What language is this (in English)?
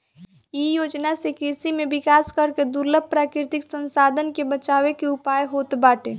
Bhojpuri